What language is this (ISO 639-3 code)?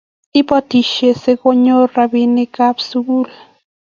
kln